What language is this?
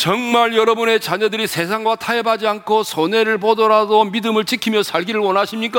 Korean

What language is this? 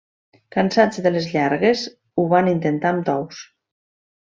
Catalan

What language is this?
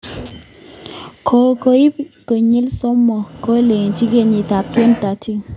Kalenjin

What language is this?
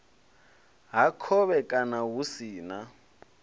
Venda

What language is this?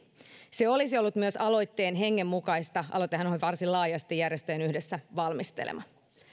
Finnish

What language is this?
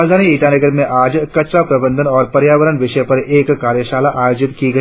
Hindi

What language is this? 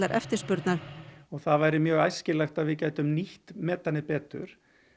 Icelandic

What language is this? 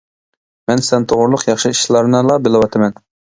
Uyghur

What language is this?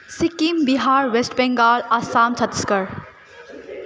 Nepali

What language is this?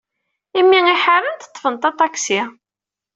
Kabyle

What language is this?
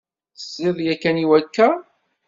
Kabyle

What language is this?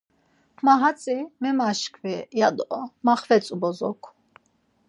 Laz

